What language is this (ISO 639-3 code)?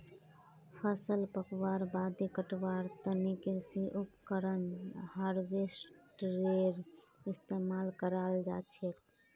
mag